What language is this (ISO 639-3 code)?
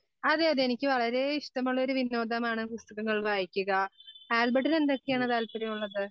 mal